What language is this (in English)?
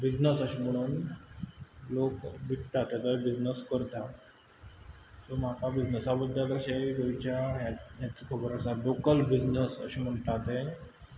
Konkani